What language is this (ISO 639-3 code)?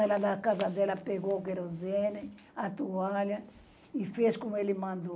por